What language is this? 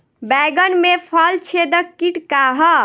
Bhojpuri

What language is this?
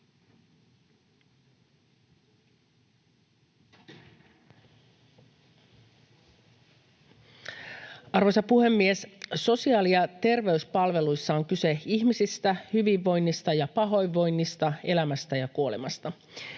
Finnish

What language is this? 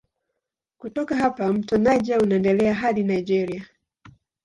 Swahili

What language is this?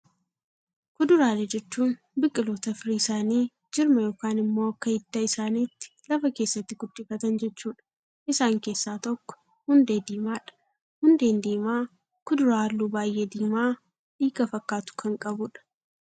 Oromo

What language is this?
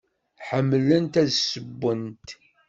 Kabyle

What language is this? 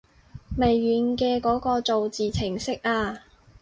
Cantonese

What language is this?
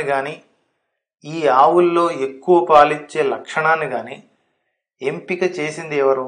Telugu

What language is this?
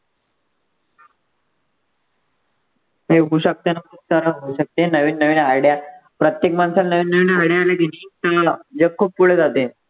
Marathi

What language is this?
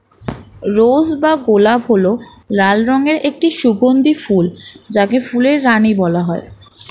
Bangla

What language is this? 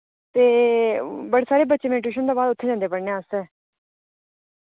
Dogri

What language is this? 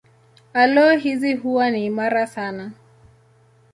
Swahili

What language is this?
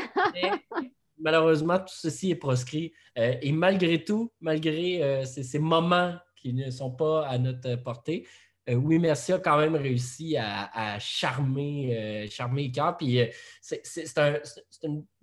French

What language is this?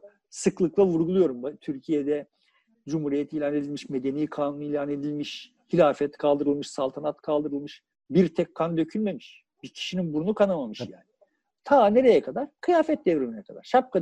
Turkish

